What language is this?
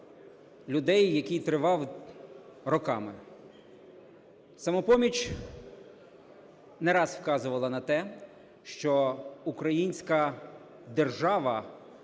Ukrainian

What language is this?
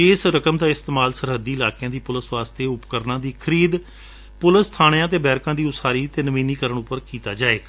Punjabi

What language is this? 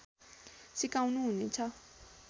Nepali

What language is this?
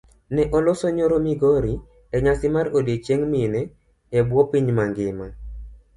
Luo (Kenya and Tanzania)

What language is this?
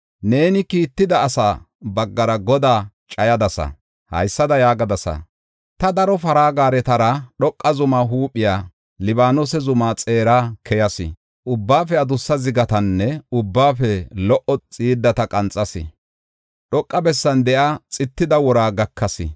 Gofa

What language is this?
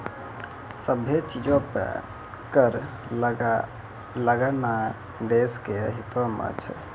Maithili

